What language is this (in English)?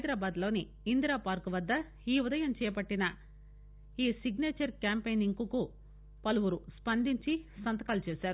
Telugu